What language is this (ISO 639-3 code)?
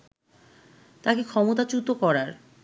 ben